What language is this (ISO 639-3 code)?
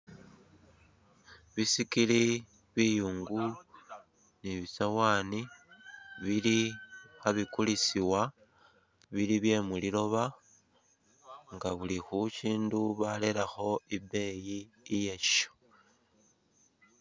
myx